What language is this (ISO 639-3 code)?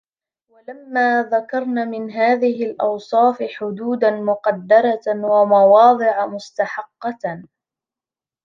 ara